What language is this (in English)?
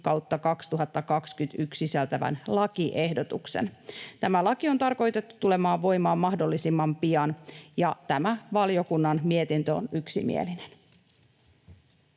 Finnish